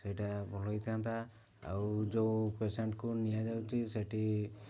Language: Odia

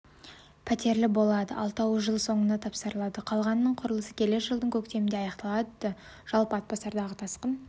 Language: Kazakh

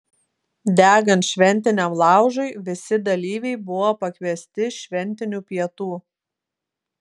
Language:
Lithuanian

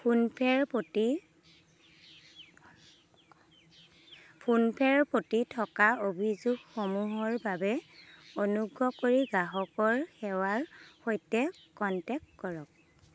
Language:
Assamese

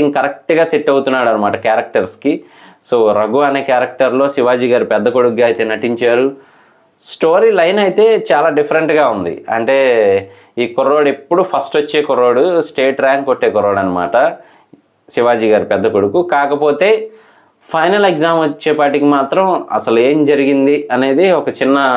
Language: Telugu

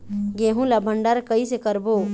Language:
Chhattisgarhi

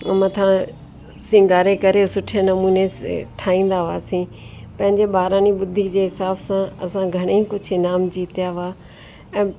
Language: Sindhi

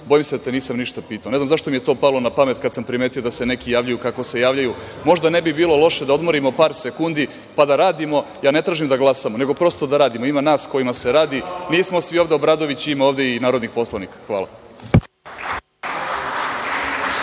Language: Serbian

